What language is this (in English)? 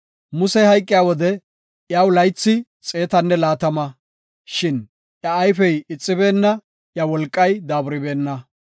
Gofa